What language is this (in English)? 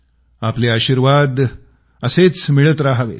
Marathi